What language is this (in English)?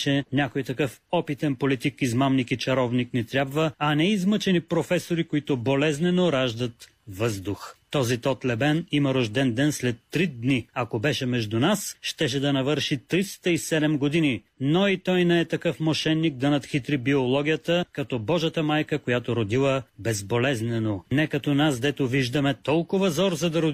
Bulgarian